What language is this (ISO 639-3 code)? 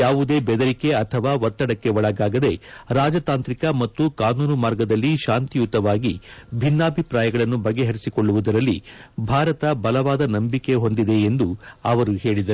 kan